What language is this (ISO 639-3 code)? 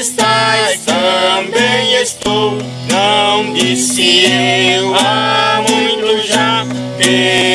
por